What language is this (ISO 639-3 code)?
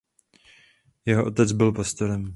ces